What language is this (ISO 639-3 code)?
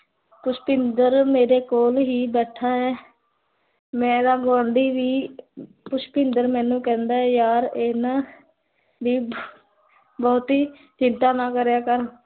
pan